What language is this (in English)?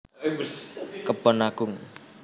Javanese